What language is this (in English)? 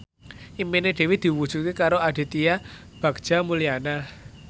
Javanese